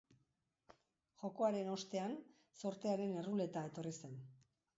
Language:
Basque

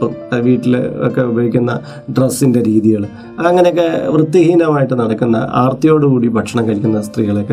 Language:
Malayalam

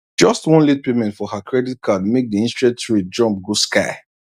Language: Nigerian Pidgin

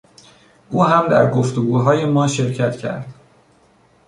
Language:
Persian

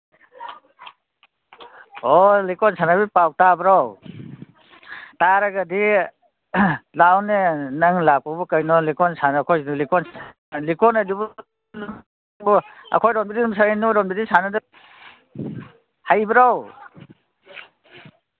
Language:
Manipuri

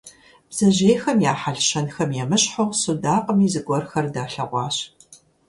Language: Kabardian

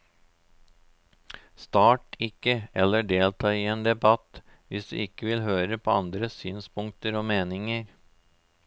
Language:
Norwegian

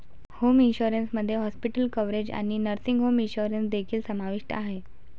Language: Marathi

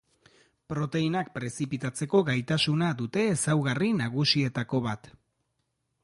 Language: Basque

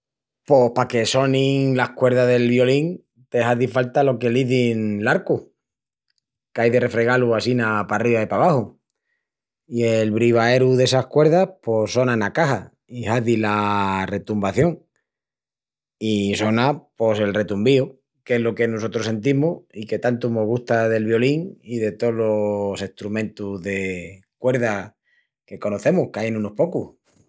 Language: Extremaduran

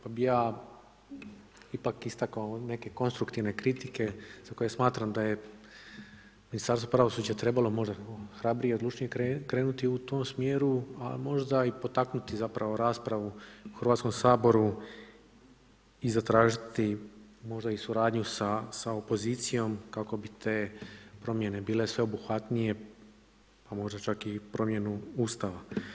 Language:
Croatian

